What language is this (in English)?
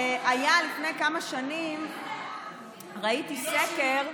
Hebrew